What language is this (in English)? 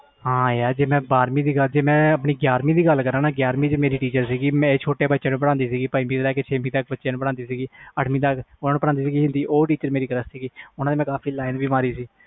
Punjabi